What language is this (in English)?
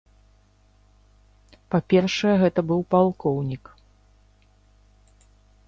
Belarusian